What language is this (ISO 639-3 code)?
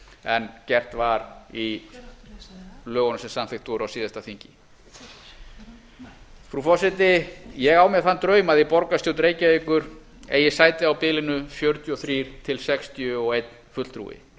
isl